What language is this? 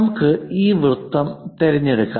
Malayalam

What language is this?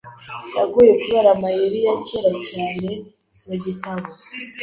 Kinyarwanda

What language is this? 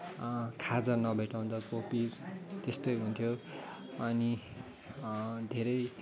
Nepali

